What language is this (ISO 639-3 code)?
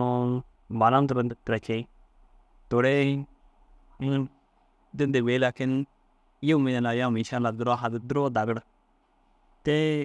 dzg